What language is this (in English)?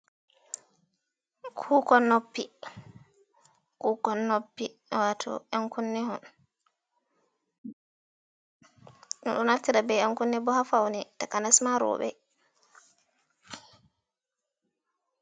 Fula